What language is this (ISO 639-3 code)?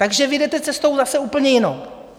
ces